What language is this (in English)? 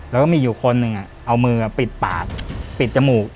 Thai